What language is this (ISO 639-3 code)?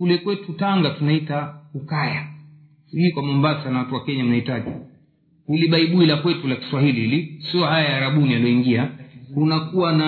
swa